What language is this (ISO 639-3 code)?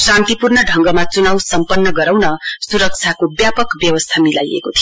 nep